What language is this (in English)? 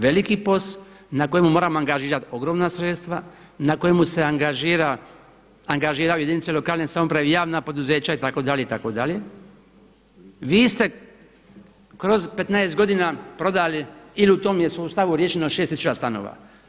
Croatian